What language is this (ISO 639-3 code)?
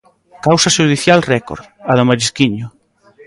glg